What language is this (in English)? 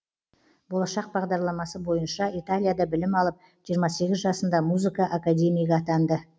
Kazakh